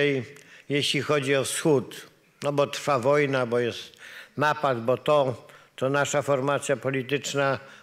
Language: Polish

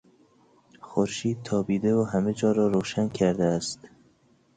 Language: Persian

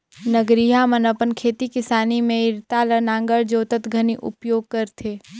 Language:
Chhattisgarhi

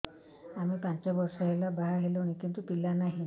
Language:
Odia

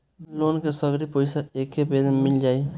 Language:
Bhojpuri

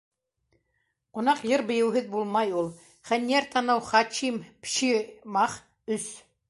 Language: Bashkir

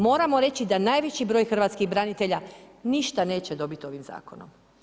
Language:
Croatian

